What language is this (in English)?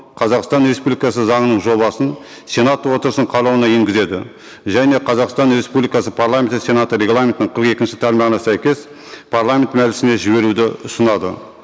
Kazakh